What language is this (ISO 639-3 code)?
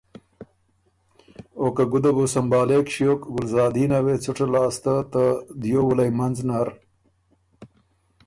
oru